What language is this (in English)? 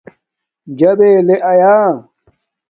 Domaaki